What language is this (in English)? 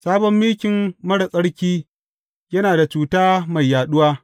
Hausa